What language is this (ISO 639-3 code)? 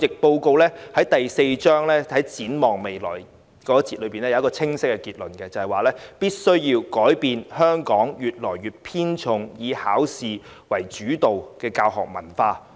yue